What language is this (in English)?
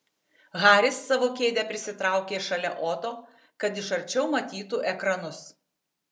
Lithuanian